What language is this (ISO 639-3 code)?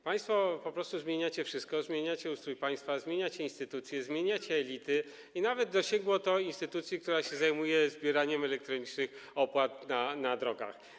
pol